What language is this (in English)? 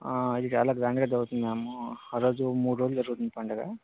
Telugu